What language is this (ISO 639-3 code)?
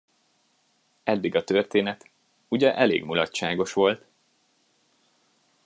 hun